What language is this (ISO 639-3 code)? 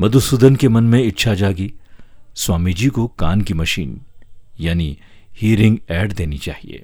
hin